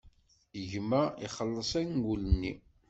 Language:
Kabyle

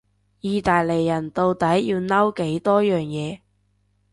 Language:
Cantonese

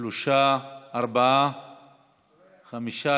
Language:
Hebrew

